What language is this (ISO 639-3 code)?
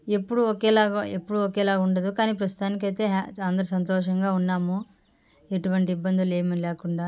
tel